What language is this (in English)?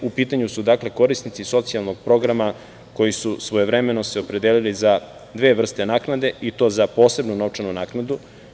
Serbian